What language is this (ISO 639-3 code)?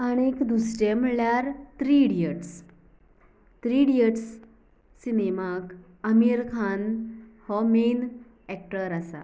kok